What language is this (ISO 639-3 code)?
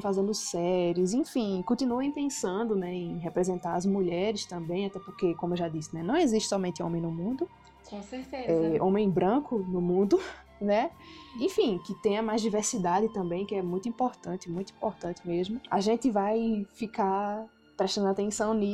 por